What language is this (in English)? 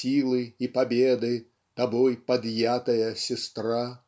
Russian